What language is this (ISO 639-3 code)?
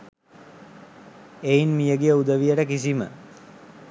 sin